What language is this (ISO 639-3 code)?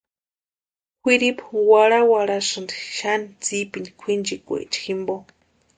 pua